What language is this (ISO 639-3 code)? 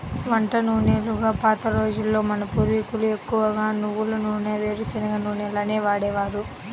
tel